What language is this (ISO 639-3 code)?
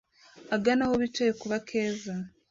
kin